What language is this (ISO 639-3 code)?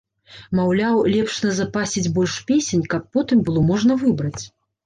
bel